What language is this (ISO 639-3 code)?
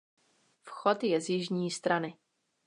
ces